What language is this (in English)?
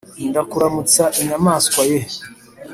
Kinyarwanda